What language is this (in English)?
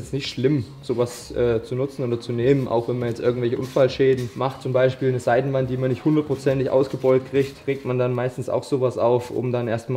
German